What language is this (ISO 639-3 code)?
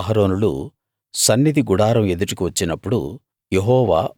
tel